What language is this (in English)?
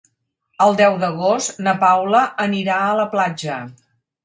Catalan